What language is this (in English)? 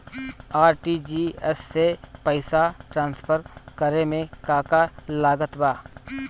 Bhojpuri